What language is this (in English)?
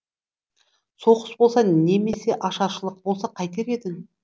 Kazakh